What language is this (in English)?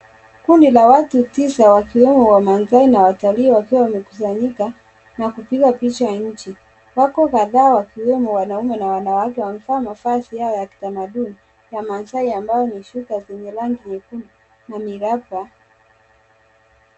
Swahili